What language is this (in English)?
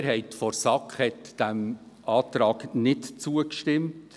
Swiss German